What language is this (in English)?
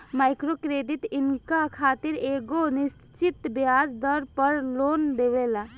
Bhojpuri